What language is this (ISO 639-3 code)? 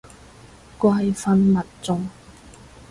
yue